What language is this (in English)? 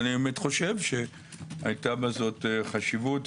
Hebrew